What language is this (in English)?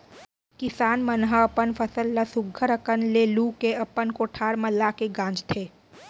Chhattisgarhi